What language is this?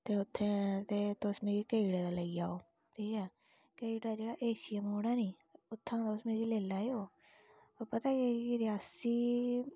Dogri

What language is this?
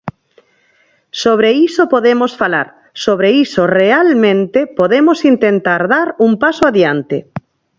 Galician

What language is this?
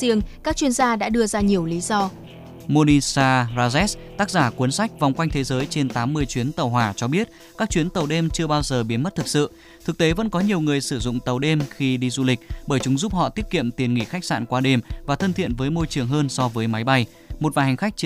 Vietnamese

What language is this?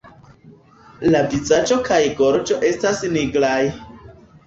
Esperanto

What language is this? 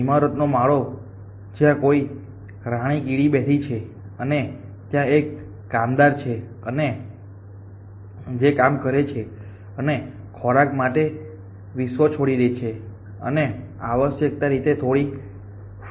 Gujarati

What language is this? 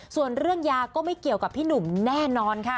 Thai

